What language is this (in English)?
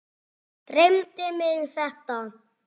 Icelandic